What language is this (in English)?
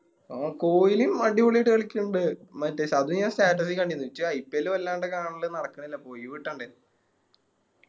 Malayalam